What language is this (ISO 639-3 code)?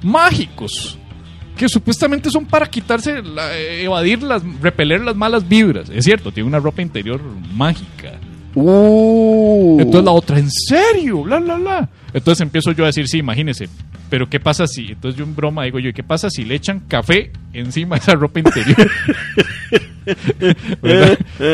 spa